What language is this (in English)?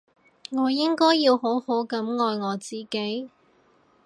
Cantonese